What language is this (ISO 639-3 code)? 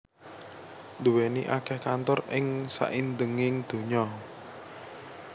jav